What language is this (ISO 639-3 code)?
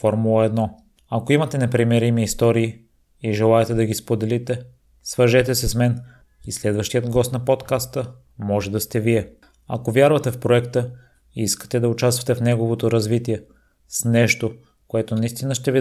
bul